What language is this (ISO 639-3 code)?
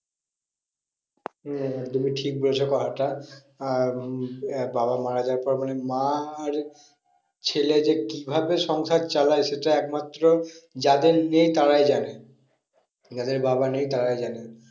ben